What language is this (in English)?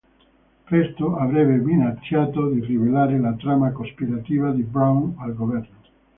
Italian